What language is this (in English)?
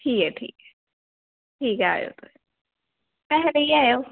Dogri